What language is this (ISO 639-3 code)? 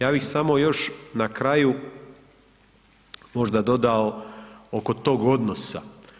hrv